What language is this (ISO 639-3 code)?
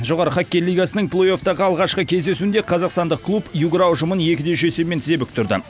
kaz